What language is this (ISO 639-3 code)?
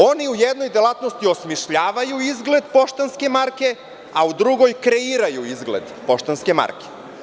srp